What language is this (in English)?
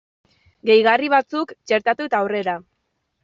Basque